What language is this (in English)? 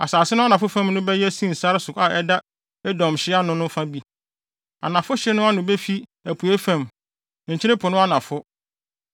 Akan